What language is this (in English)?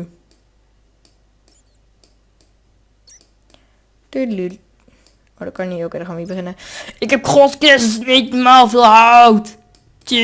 Dutch